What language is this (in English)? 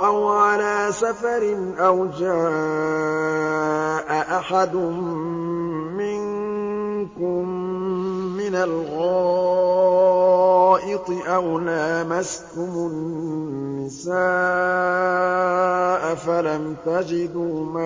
Arabic